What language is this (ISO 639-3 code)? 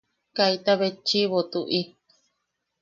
yaq